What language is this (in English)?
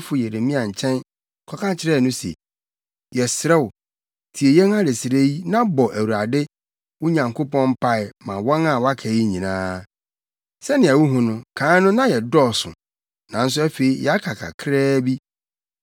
Akan